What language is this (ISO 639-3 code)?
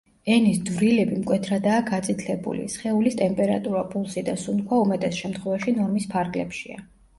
kat